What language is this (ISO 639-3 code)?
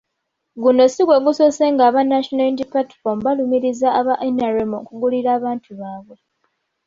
lug